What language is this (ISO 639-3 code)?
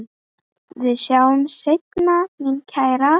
isl